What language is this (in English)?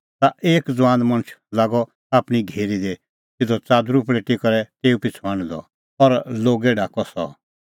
Kullu Pahari